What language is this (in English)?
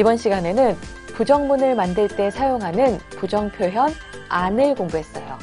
Korean